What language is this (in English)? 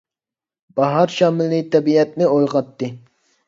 Uyghur